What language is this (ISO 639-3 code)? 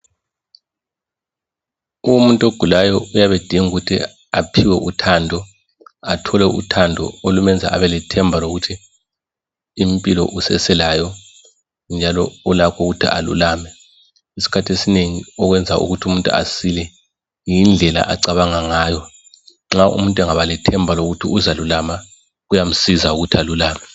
nde